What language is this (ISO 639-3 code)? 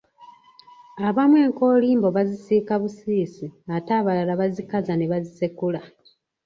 lug